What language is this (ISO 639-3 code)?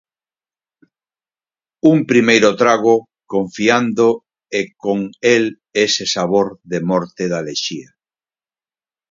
glg